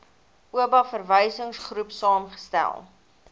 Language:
Afrikaans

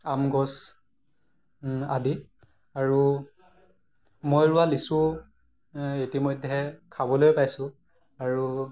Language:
Assamese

